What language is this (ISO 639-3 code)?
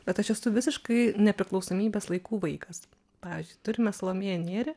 lit